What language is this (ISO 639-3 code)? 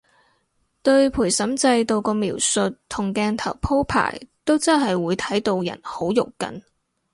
yue